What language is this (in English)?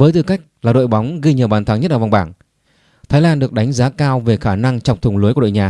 Vietnamese